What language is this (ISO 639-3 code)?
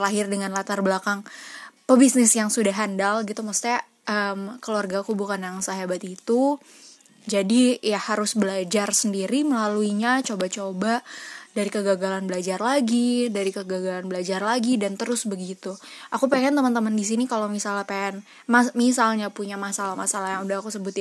ind